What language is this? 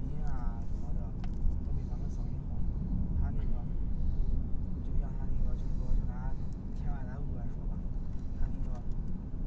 Chinese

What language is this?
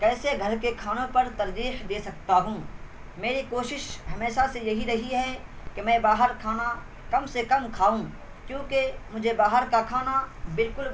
Urdu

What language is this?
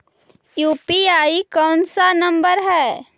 Magahi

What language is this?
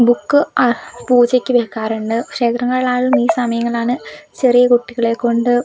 Malayalam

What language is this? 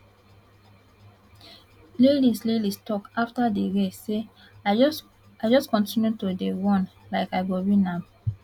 Nigerian Pidgin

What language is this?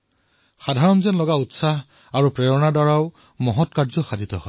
Assamese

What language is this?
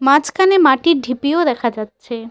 Bangla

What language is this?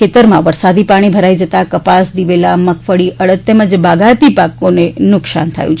Gujarati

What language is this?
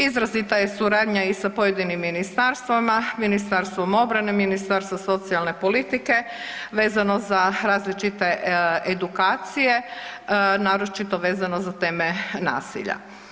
Croatian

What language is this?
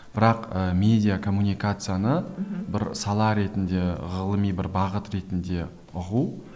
Kazakh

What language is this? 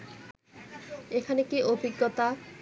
Bangla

